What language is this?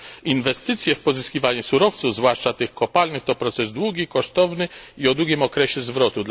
Polish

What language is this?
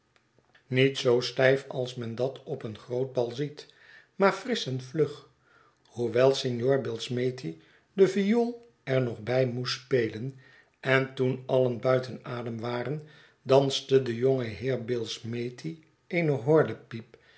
Dutch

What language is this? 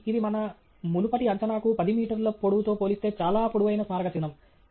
Telugu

